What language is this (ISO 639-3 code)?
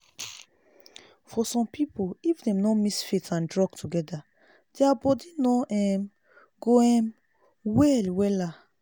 pcm